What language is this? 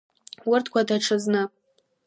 Abkhazian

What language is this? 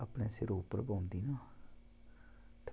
Dogri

